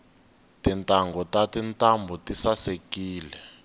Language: Tsonga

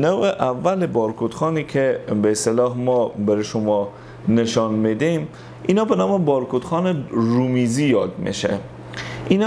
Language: Persian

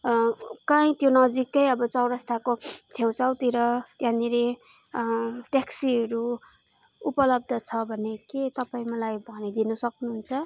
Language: Nepali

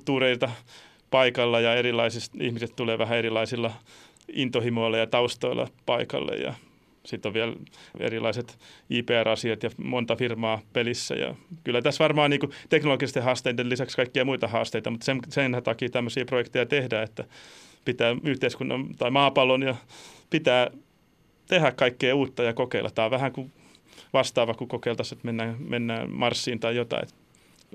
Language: Finnish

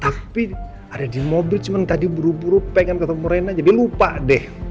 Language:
Indonesian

